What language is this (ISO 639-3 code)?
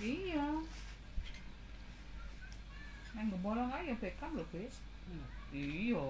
ind